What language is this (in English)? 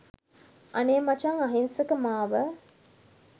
Sinhala